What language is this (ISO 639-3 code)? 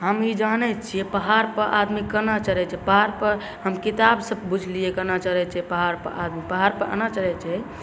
mai